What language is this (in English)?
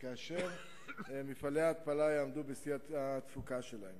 Hebrew